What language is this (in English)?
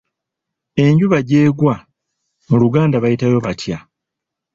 Ganda